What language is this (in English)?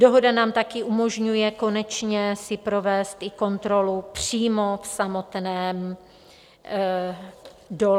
Czech